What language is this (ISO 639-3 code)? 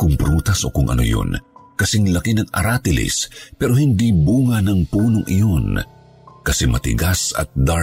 fil